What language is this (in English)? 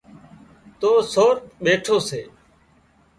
Wadiyara Koli